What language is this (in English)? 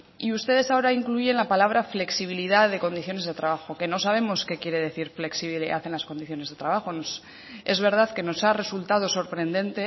Spanish